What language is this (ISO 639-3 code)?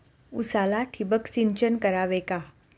mar